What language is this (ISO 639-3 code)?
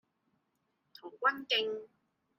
yue